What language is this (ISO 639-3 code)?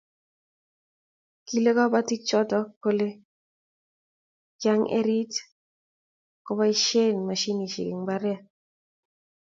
kln